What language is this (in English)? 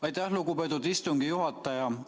Estonian